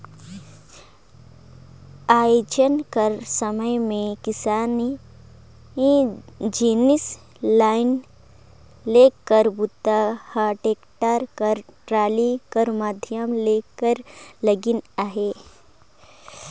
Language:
Chhattisgarhi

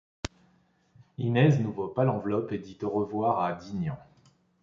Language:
French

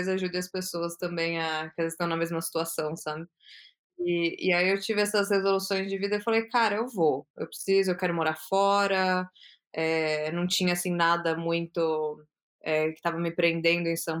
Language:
Portuguese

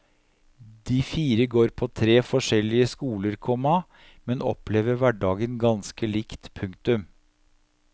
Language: Norwegian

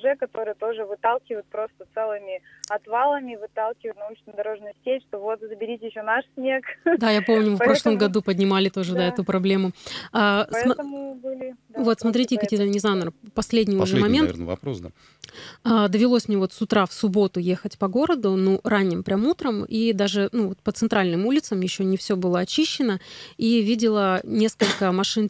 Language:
Russian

